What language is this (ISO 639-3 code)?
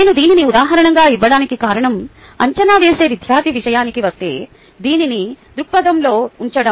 tel